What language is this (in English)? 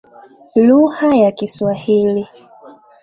Swahili